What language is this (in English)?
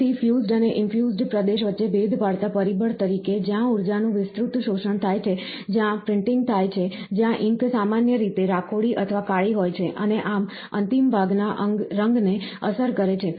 Gujarati